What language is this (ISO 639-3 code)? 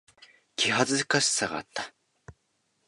jpn